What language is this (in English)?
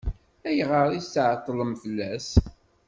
Kabyle